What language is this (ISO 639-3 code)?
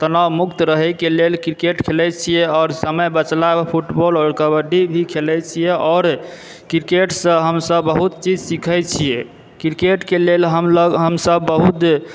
mai